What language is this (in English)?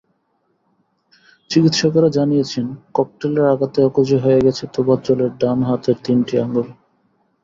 Bangla